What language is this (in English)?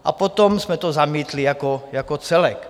Czech